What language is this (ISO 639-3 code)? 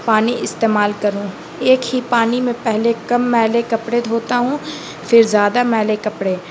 urd